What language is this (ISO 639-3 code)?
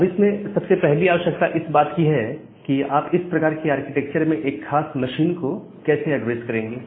hin